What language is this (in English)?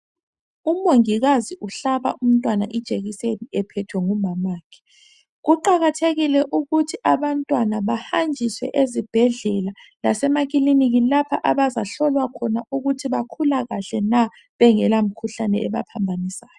North Ndebele